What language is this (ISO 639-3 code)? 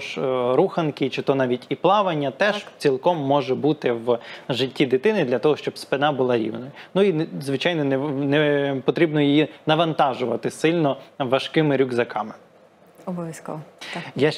ukr